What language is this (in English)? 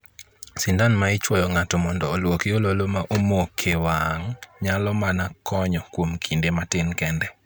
Luo (Kenya and Tanzania)